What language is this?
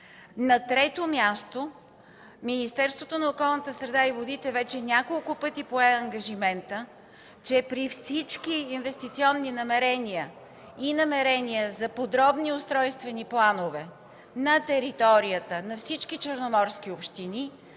Bulgarian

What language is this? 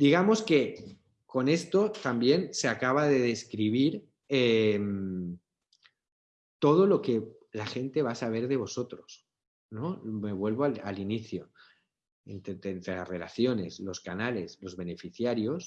Spanish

